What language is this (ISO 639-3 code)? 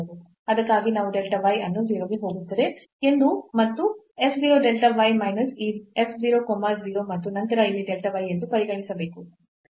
kan